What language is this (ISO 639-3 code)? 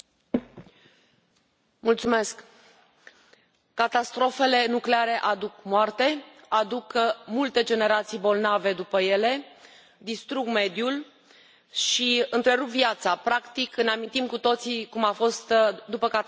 ron